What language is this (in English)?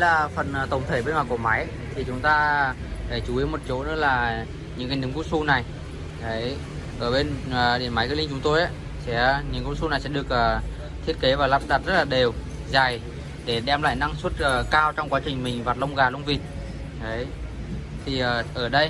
Vietnamese